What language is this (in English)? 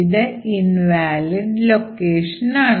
Malayalam